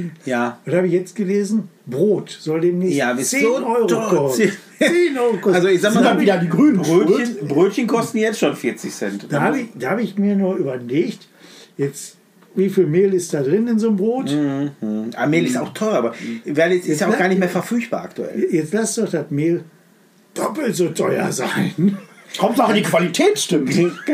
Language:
German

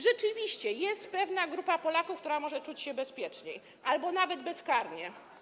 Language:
Polish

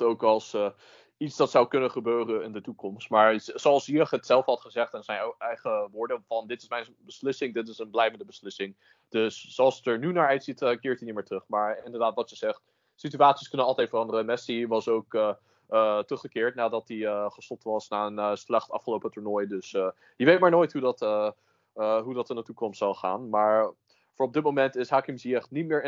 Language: Dutch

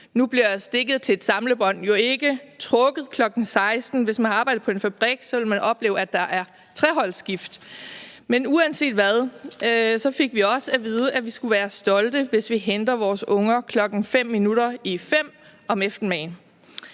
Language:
Danish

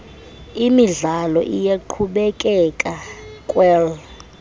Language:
Xhosa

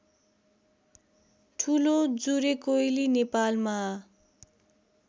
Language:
Nepali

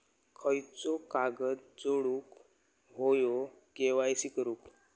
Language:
Marathi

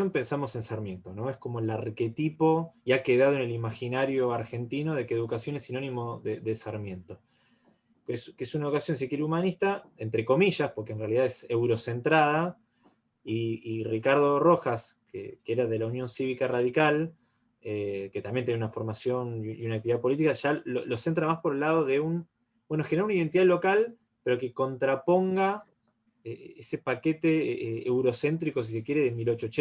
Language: Spanish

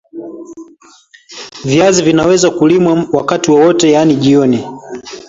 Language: Swahili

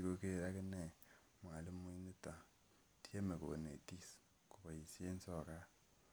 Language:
Kalenjin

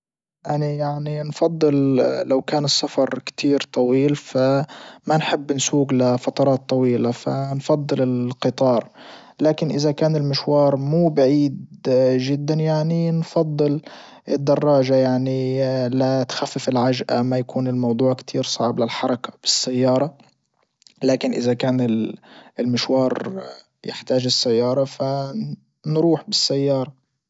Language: Libyan Arabic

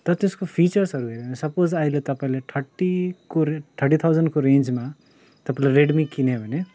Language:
Nepali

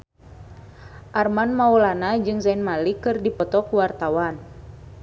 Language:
Sundanese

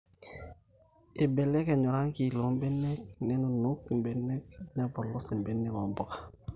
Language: Masai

